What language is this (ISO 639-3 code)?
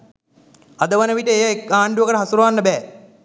sin